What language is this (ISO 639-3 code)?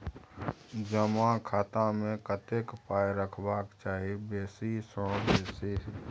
mai